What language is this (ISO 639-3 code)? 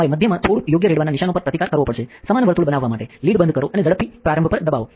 guj